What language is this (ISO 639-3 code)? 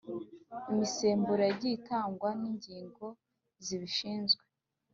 kin